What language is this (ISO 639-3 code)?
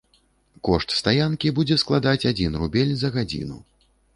bel